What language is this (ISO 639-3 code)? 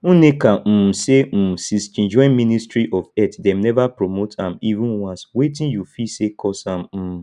pcm